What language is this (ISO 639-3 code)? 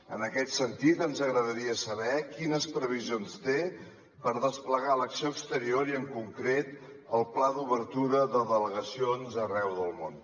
cat